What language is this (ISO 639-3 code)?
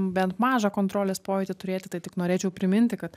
lit